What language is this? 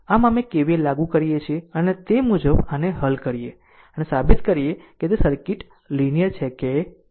Gujarati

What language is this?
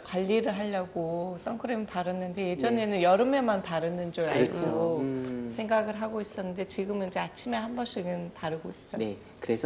Korean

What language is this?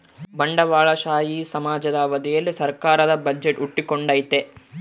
Kannada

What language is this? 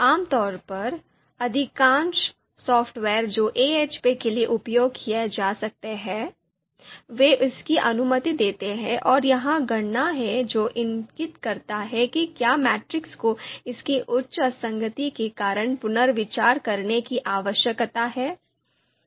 Hindi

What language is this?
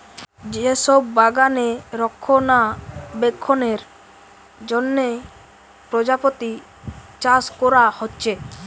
Bangla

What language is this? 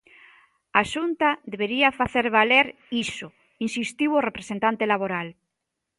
Galician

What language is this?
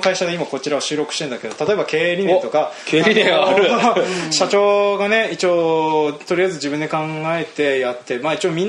Japanese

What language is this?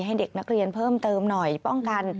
Thai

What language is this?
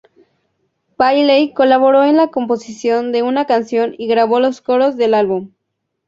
Spanish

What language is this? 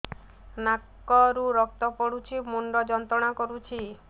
Odia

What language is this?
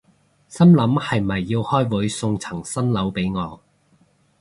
Cantonese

